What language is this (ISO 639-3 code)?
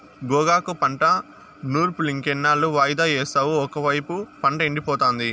tel